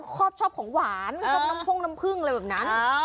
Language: Thai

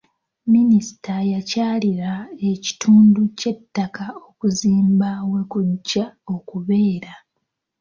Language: Ganda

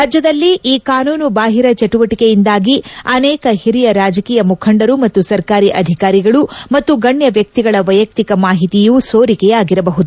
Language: Kannada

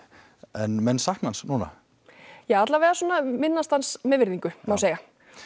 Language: Icelandic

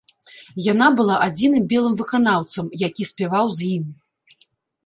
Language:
Belarusian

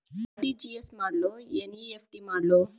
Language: Kannada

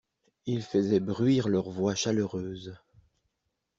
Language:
French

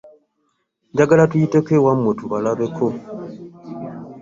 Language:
Ganda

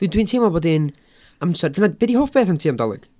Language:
Welsh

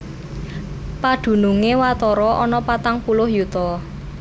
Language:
Javanese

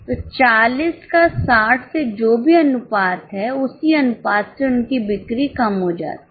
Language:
Hindi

